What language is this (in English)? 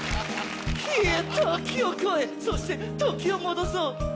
Japanese